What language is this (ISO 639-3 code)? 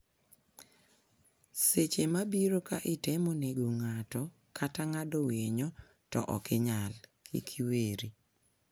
luo